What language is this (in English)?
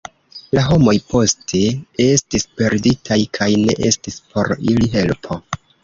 Esperanto